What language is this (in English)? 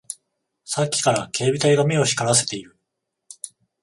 Japanese